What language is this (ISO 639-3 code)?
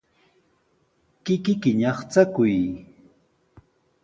qws